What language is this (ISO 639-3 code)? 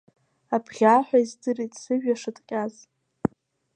abk